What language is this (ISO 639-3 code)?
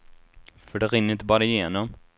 swe